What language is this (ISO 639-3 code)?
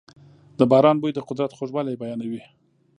pus